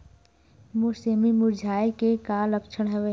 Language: Chhattisgarhi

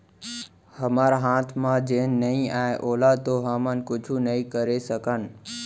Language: Chhattisgarhi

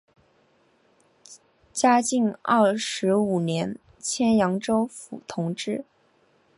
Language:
Chinese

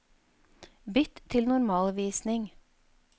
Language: Norwegian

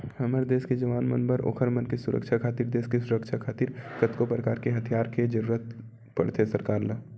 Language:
Chhattisgarhi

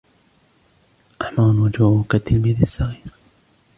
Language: Arabic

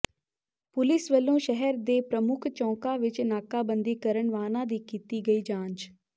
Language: Punjabi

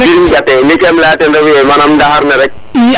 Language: Serer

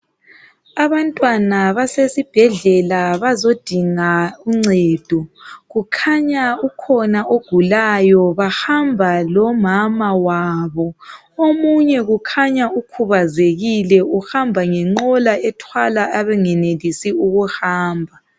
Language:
North Ndebele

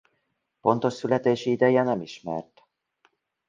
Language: Hungarian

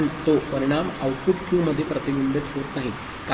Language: Marathi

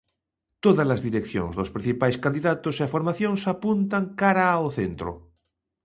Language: Galician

